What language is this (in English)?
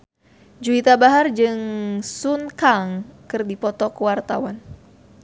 Sundanese